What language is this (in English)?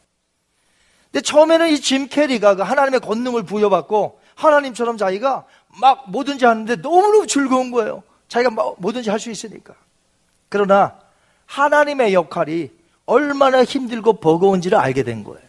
Korean